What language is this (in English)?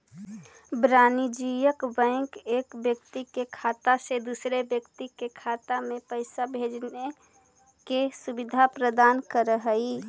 Magahi